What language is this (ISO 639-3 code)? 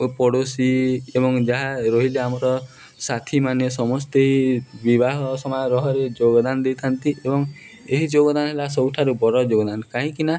ori